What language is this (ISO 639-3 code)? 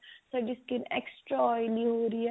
pan